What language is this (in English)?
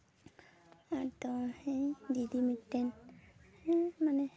Santali